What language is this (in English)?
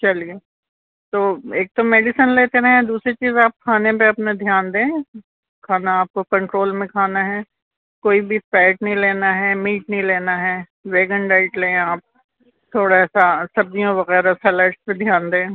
Urdu